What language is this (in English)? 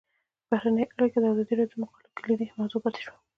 Pashto